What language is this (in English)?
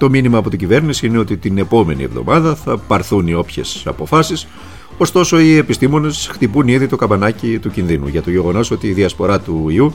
Greek